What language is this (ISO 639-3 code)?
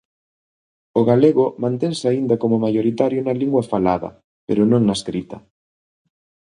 glg